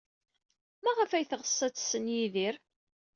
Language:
Kabyle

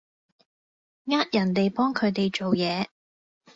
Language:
Cantonese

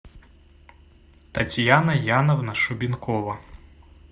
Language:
Russian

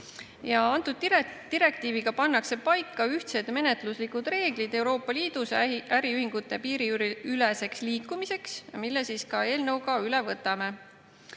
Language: Estonian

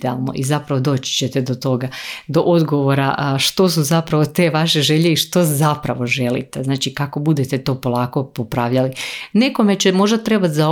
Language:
Croatian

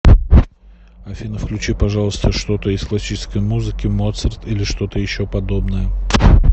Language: Russian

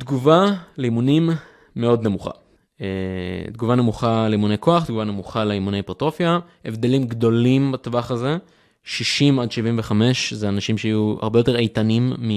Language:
Hebrew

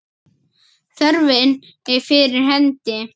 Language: Icelandic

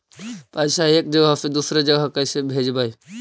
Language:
Magahi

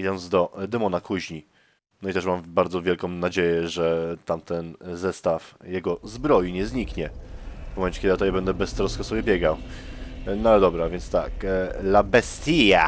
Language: Polish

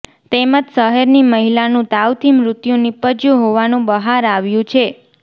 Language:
Gujarati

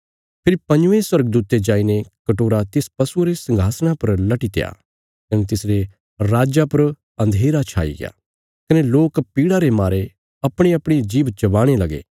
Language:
Bilaspuri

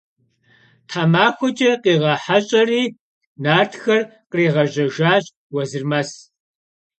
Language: Kabardian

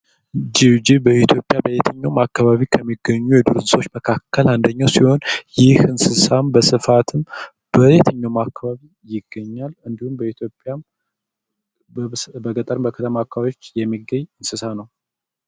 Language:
Amharic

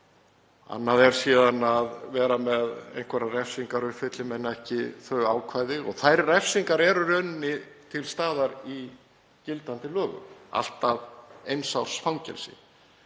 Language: Icelandic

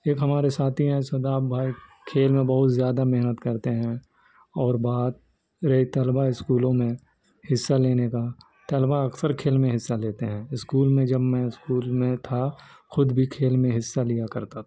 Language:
Urdu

